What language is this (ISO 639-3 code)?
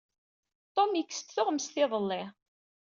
kab